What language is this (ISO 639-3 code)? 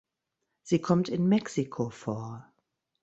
deu